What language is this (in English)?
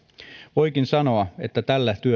Finnish